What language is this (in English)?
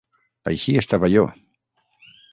Catalan